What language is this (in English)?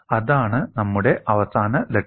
Malayalam